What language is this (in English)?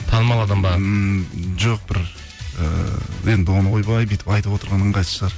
Kazakh